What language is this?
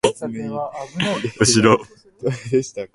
Japanese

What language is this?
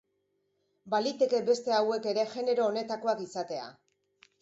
Basque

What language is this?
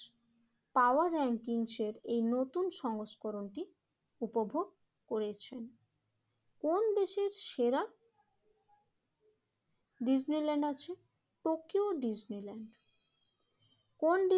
Bangla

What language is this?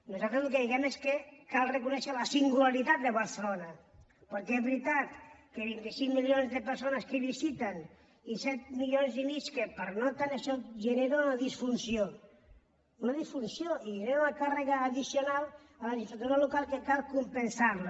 Catalan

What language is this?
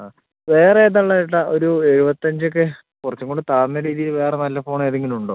Malayalam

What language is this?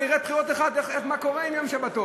Hebrew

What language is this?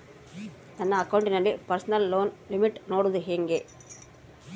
Kannada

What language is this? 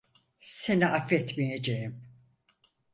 Turkish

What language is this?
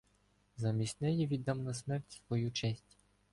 Ukrainian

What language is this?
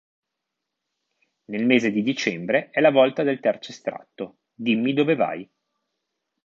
Italian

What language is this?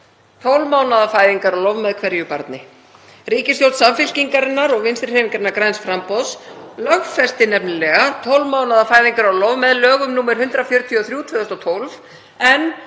Icelandic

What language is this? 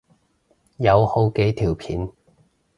Cantonese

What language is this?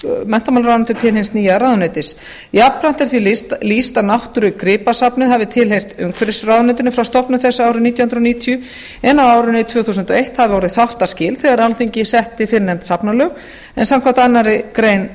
Icelandic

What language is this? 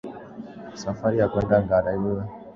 Swahili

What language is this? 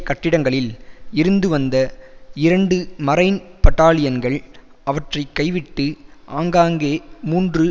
Tamil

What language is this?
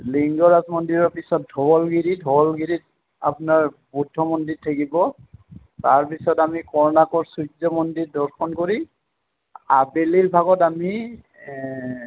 Assamese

